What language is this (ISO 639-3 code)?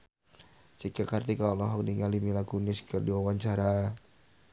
sun